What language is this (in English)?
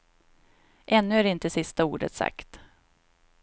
Swedish